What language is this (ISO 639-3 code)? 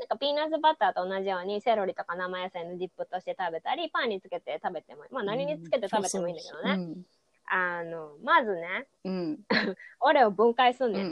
jpn